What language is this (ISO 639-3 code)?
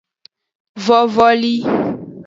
ajg